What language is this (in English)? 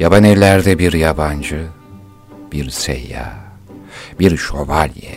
Turkish